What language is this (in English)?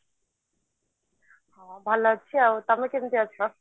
Odia